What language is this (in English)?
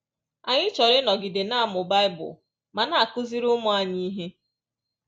Igbo